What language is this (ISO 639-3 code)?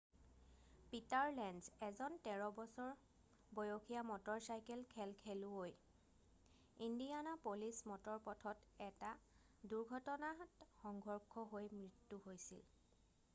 asm